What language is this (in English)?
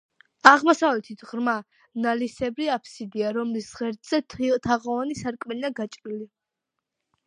Georgian